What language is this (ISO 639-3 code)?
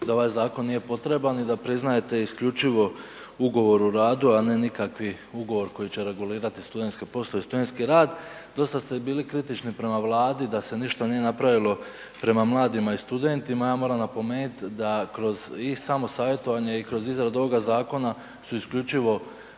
hrv